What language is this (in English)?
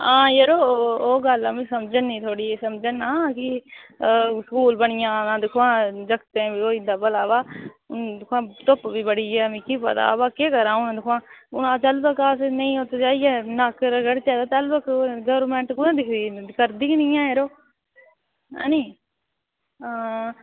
Dogri